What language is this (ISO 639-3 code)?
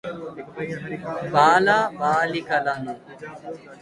tel